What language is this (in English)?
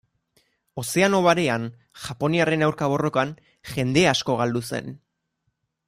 Basque